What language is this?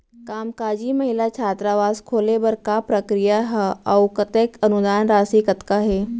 Chhattisgarhi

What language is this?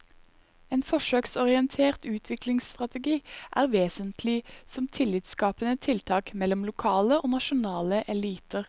Norwegian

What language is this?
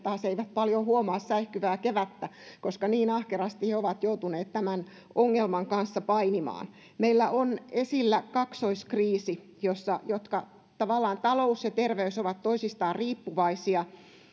Finnish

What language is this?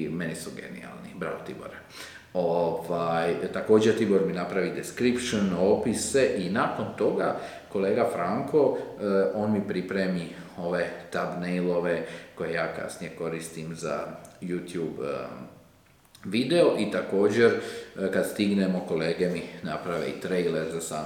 Croatian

